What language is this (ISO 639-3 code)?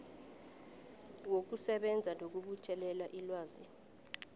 nbl